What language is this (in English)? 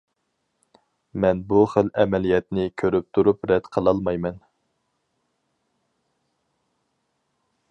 Uyghur